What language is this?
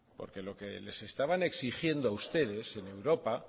Spanish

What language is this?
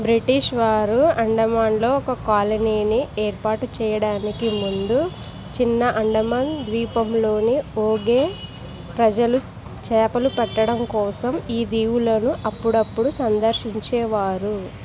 Telugu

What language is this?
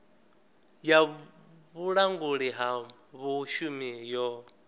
Venda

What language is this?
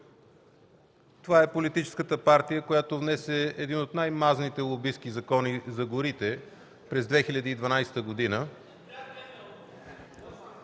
Bulgarian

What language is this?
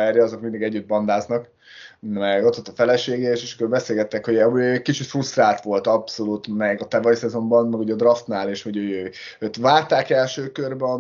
Hungarian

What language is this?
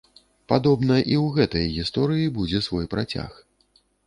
Belarusian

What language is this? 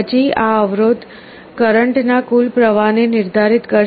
Gujarati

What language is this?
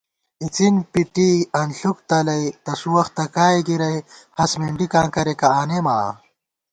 Gawar-Bati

